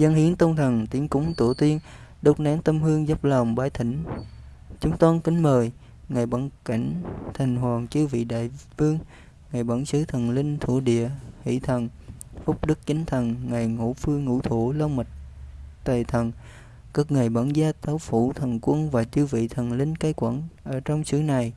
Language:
Vietnamese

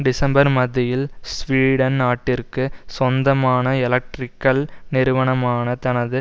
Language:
Tamil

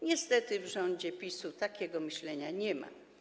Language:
Polish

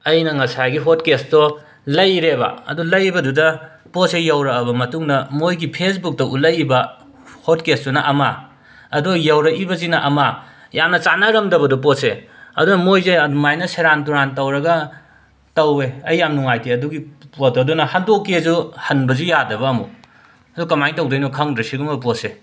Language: Manipuri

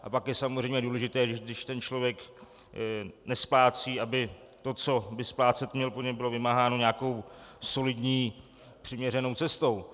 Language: Czech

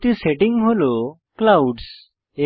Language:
Bangla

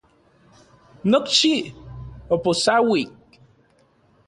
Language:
Central Puebla Nahuatl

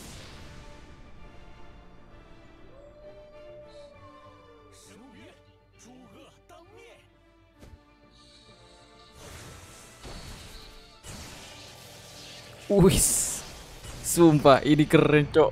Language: Indonesian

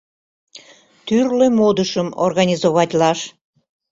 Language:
Mari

